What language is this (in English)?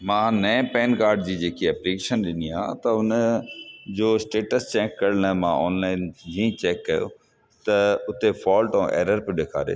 Sindhi